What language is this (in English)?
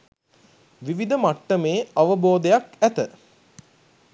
Sinhala